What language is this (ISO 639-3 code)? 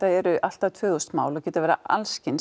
isl